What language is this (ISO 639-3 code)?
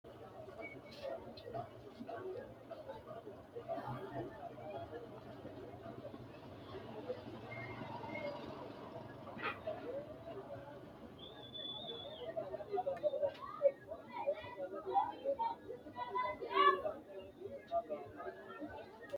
sid